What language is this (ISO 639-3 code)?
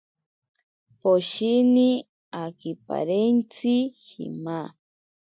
prq